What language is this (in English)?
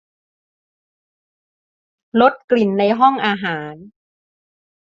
Thai